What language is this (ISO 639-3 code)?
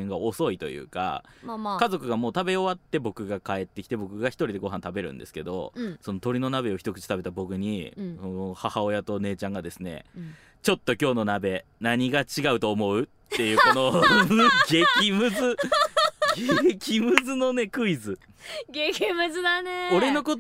jpn